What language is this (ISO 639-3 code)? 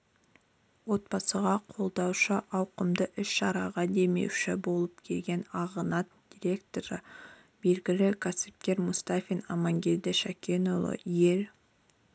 kaz